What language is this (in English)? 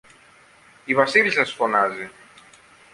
Greek